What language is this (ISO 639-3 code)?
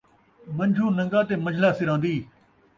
skr